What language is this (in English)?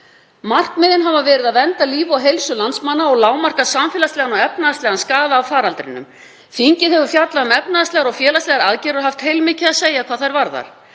Icelandic